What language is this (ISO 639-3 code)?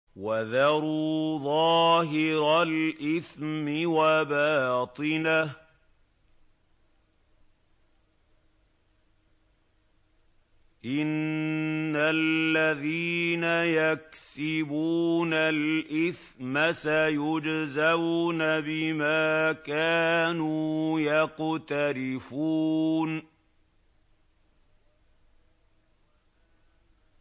ara